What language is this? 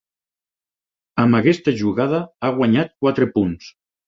Catalan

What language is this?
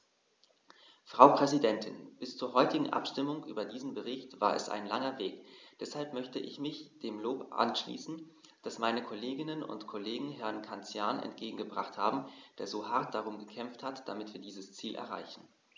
German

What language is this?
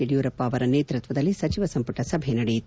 Kannada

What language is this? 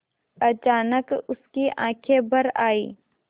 Hindi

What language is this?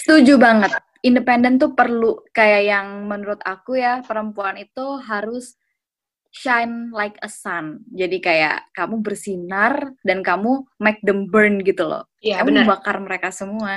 Indonesian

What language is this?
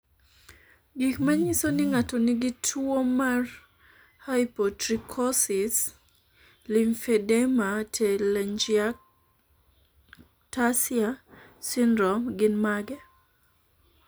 Luo (Kenya and Tanzania)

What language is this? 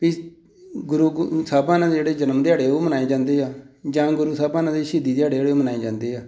Punjabi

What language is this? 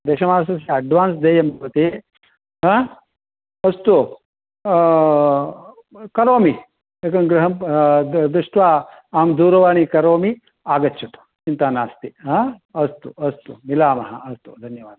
Sanskrit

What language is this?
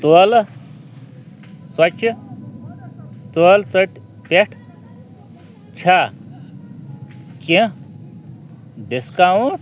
Kashmiri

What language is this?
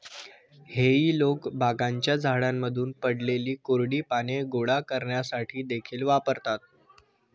Marathi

